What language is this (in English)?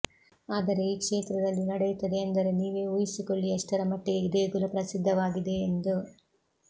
Kannada